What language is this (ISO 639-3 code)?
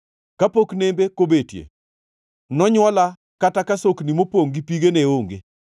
luo